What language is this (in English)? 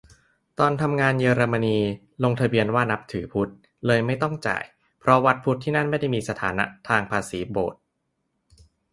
Thai